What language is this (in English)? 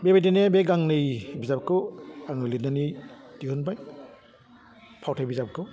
Bodo